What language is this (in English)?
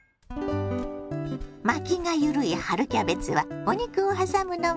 Japanese